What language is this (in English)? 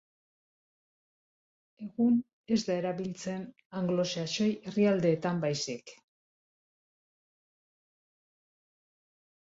Basque